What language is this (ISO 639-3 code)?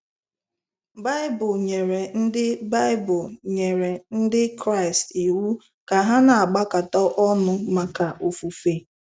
ibo